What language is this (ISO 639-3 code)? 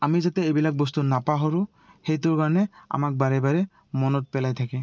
asm